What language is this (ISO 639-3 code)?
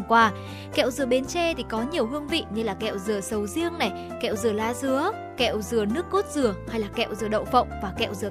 vie